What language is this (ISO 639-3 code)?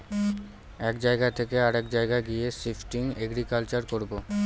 ben